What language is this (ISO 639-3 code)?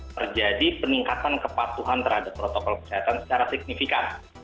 ind